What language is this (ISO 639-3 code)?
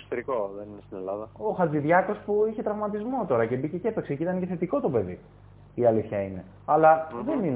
ell